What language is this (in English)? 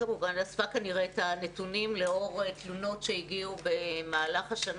Hebrew